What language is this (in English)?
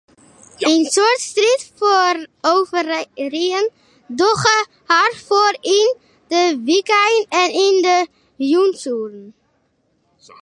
Western Frisian